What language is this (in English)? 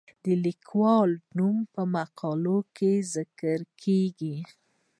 Pashto